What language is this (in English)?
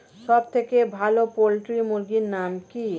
Bangla